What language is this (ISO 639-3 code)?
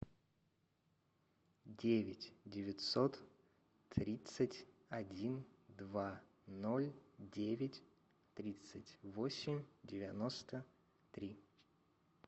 rus